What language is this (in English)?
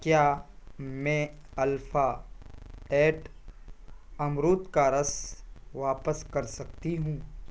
Urdu